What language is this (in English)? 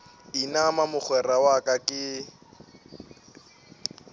Northern Sotho